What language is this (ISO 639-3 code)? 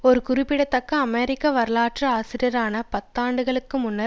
tam